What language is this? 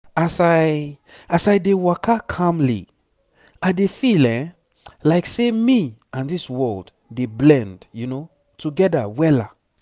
Nigerian Pidgin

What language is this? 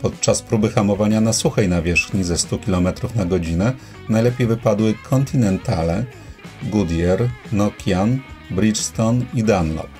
Polish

